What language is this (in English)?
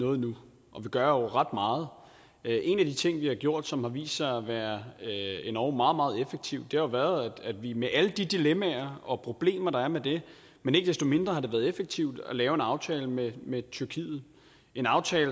Danish